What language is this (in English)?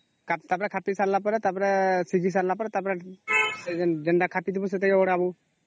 Odia